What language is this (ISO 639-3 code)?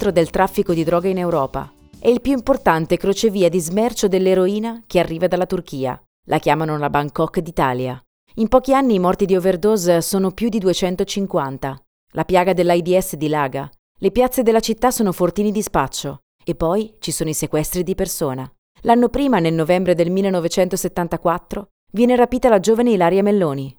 ita